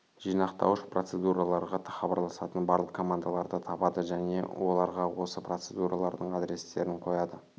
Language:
Kazakh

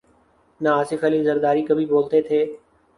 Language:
Urdu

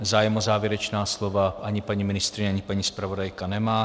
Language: Czech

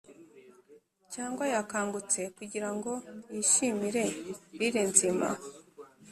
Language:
Kinyarwanda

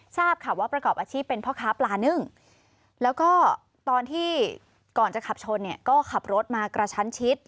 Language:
Thai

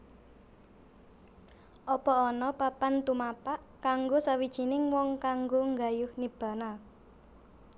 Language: Javanese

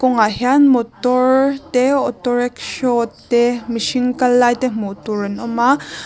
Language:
Mizo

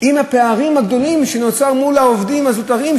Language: Hebrew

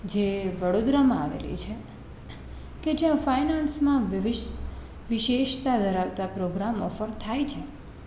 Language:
Gujarati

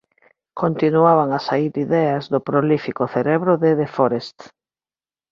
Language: Galician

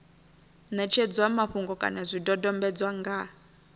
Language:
Venda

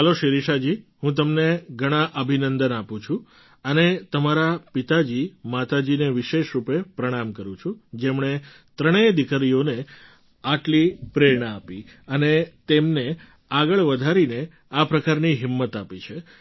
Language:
Gujarati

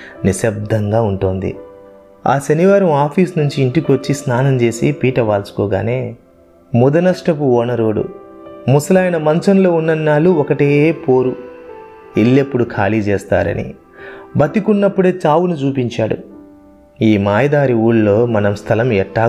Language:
Telugu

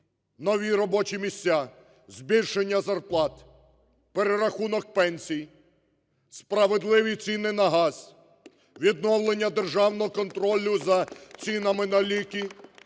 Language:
Ukrainian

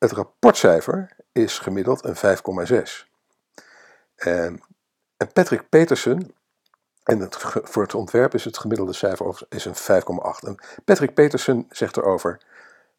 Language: Dutch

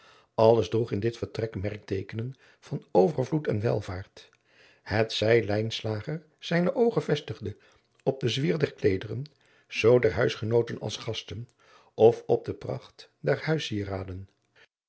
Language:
Dutch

